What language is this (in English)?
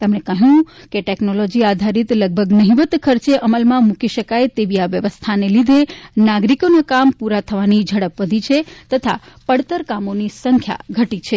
Gujarati